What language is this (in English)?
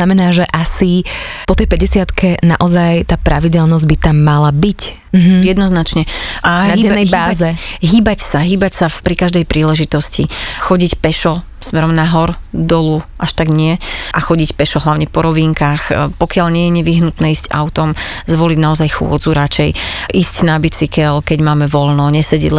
Slovak